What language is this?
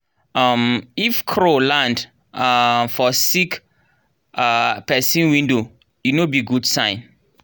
Nigerian Pidgin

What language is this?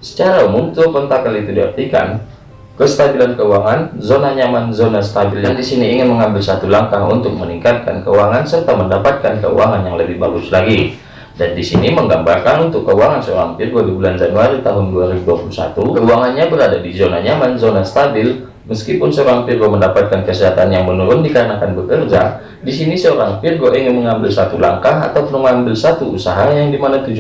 Indonesian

